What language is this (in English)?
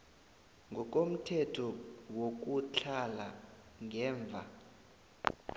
South Ndebele